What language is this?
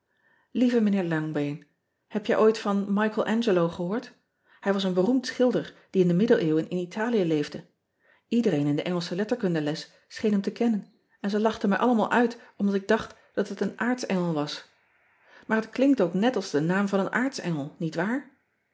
Dutch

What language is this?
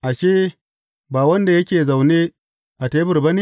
Hausa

